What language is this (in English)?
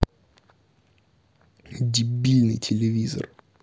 Russian